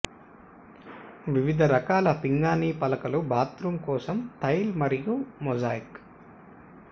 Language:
Telugu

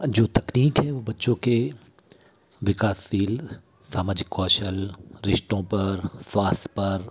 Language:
Hindi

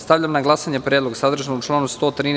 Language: Serbian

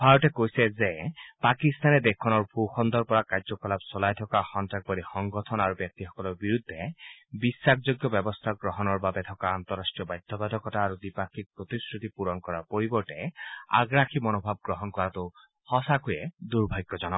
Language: Assamese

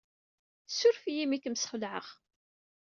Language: Kabyle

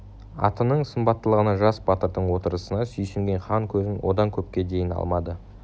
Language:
Kazakh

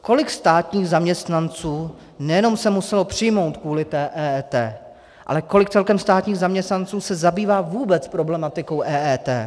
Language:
Czech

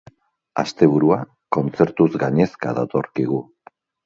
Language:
Basque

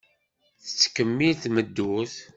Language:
Kabyle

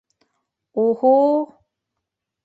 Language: Bashkir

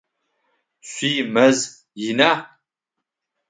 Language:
Adyghe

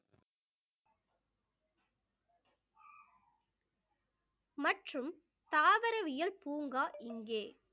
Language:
Tamil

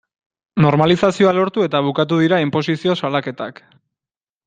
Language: Basque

